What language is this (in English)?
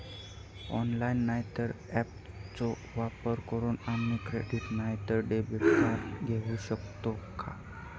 Marathi